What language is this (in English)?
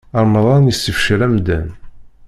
Kabyle